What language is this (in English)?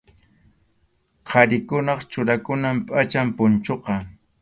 Arequipa-La Unión Quechua